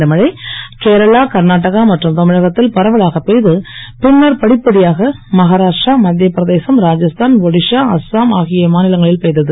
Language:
Tamil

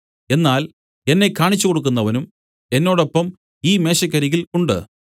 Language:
Malayalam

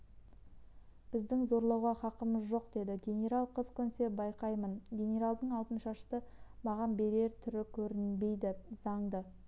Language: Kazakh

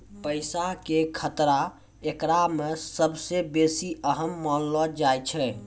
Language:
Maithili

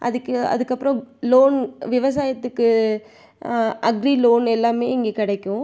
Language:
Tamil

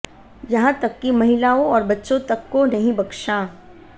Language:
Hindi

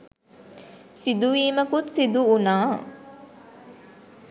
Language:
Sinhala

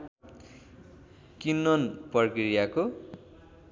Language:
Nepali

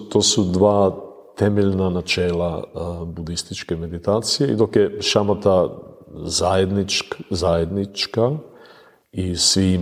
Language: Croatian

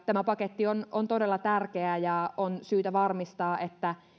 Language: Finnish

